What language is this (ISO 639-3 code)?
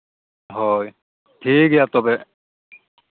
sat